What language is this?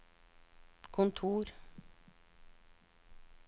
Norwegian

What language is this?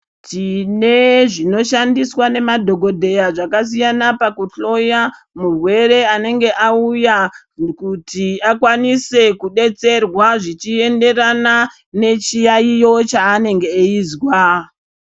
Ndau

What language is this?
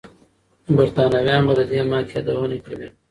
Pashto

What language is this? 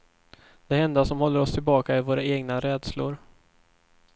Swedish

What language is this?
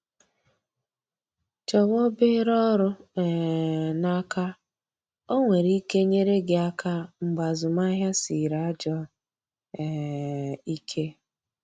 Igbo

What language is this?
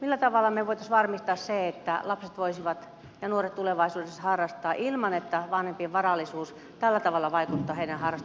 Finnish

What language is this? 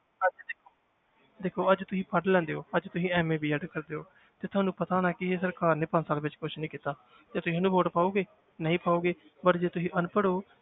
Punjabi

